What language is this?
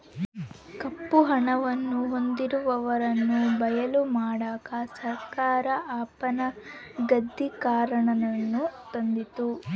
Kannada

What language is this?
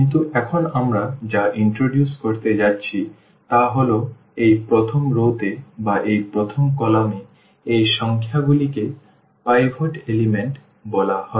Bangla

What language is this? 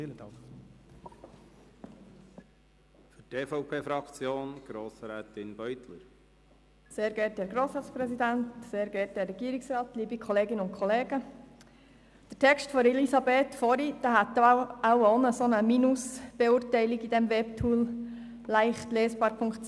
Swiss German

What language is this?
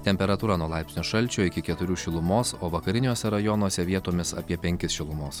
Lithuanian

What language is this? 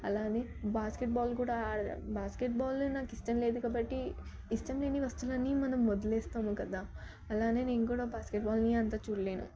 Telugu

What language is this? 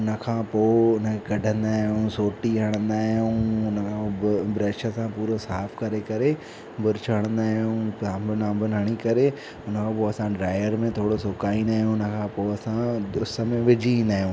Sindhi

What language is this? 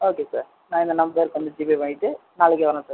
Tamil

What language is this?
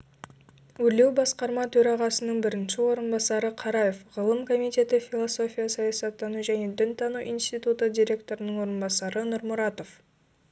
Kazakh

